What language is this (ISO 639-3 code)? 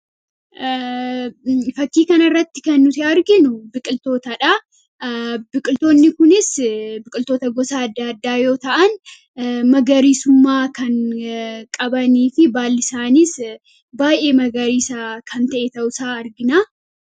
orm